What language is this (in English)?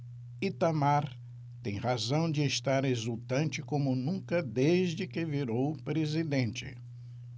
Portuguese